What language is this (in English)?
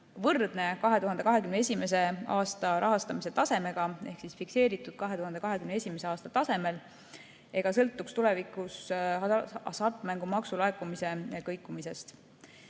Estonian